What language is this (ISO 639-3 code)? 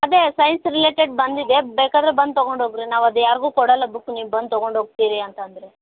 kan